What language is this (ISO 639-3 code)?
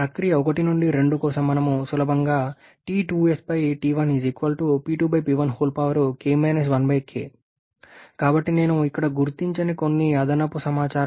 tel